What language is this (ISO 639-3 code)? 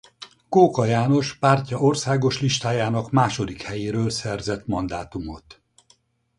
hun